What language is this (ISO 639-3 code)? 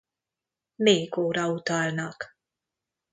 hun